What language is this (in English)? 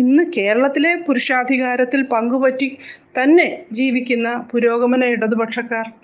Malayalam